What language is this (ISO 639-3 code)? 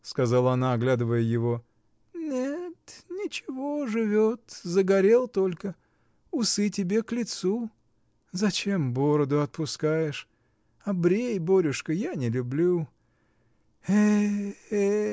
rus